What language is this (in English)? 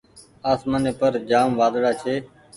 Goaria